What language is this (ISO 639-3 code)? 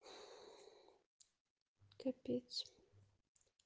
rus